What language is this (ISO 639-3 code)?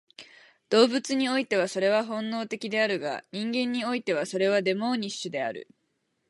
jpn